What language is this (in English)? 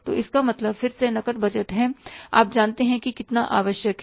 Hindi